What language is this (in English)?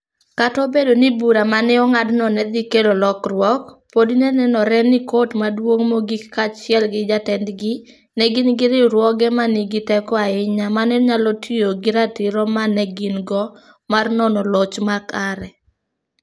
Luo (Kenya and Tanzania)